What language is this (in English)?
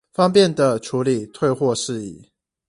Chinese